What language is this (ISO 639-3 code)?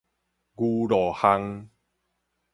nan